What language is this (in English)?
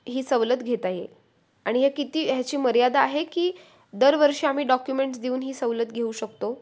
Marathi